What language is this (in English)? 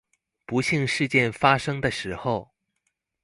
Chinese